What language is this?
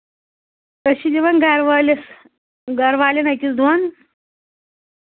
Kashmiri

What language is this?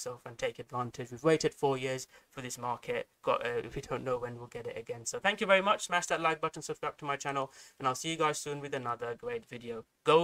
English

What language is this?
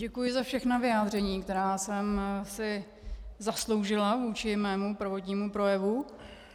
Czech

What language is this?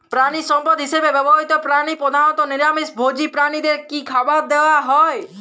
Bangla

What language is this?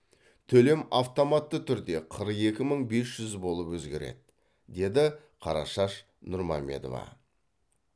Kazakh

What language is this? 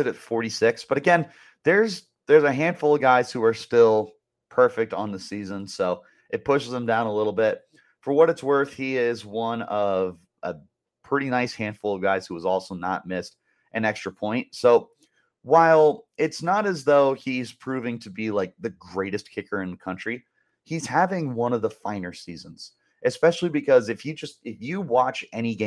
English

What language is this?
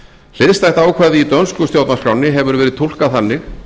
Icelandic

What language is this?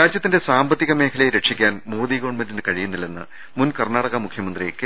Malayalam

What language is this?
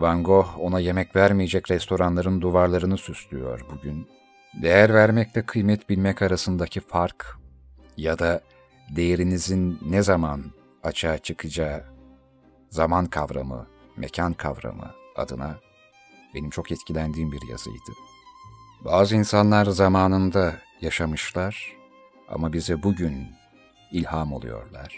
Turkish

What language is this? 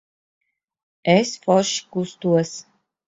Latvian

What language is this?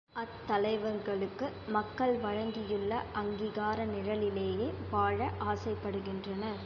Tamil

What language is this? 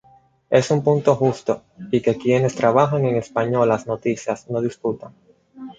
Spanish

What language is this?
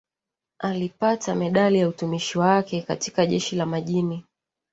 Swahili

